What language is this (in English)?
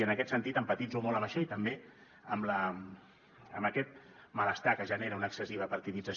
Catalan